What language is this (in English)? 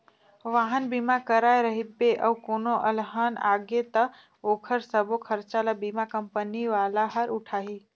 Chhattisgarhi